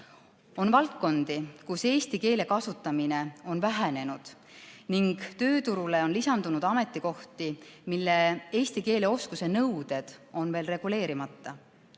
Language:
Estonian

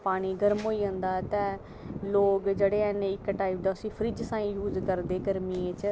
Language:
Dogri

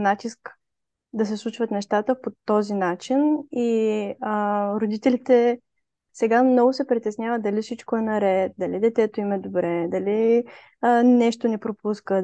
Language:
Bulgarian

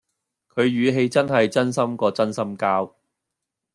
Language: Cantonese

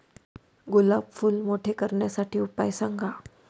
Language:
Marathi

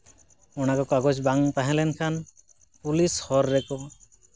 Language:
Santali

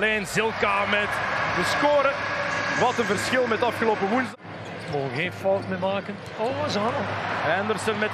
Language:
Dutch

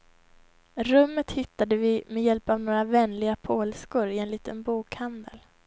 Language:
Swedish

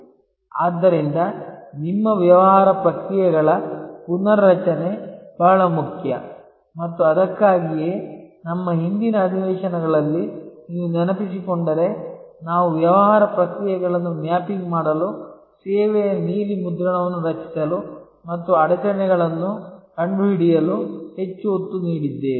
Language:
Kannada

